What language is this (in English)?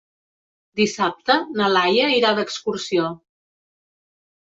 Catalan